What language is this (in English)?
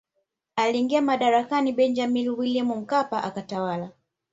Swahili